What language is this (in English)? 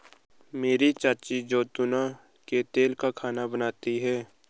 Hindi